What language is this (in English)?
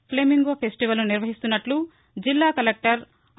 Telugu